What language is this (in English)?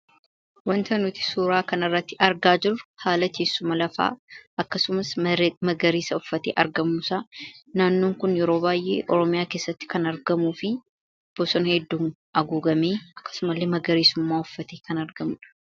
Oromo